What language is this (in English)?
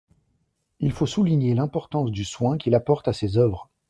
French